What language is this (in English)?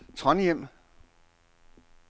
Danish